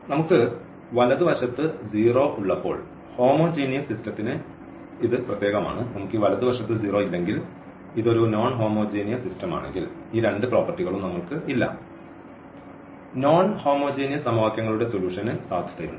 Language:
Malayalam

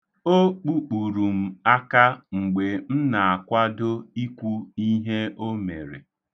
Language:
Igbo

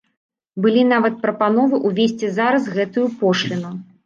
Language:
Belarusian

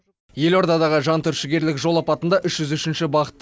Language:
Kazakh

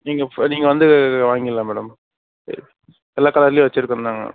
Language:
Tamil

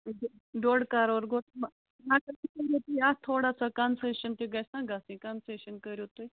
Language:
Kashmiri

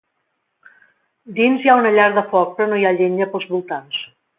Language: Catalan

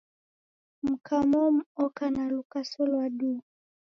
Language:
Taita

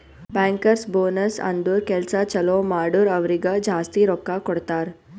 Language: Kannada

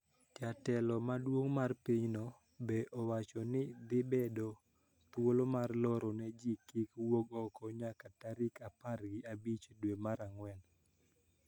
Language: Luo (Kenya and Tanzania)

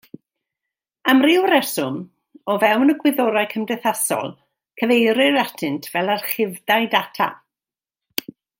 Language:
Welsh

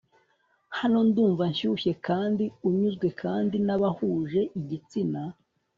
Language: Kinyarwanda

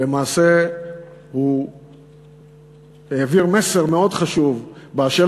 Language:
Hebrew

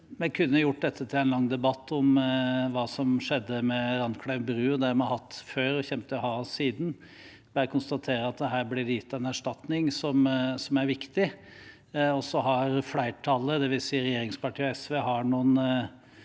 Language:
Norwegian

